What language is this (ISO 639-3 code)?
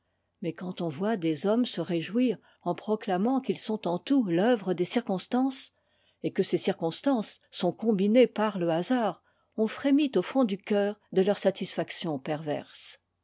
fra